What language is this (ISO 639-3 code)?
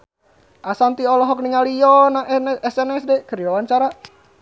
sun